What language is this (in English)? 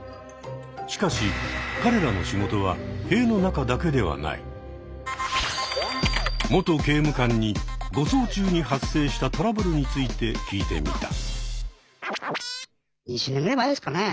Japanese